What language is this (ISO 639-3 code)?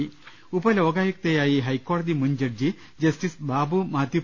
mal